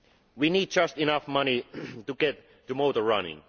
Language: English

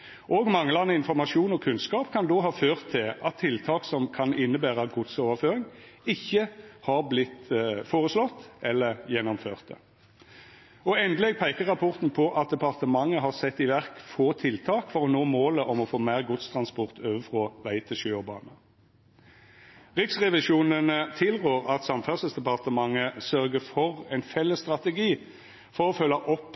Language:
Norwegian Nynorsk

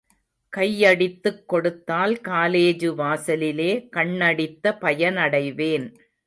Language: Tamil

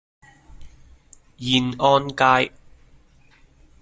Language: Cantonese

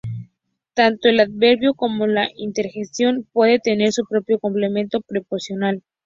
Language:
Spanish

